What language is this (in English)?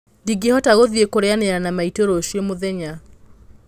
Kikuyu